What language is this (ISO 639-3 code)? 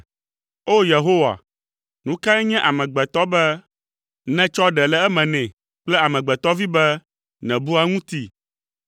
ewe